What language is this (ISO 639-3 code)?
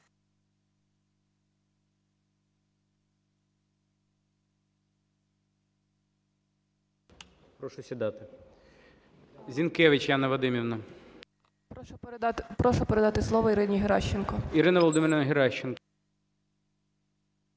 ukr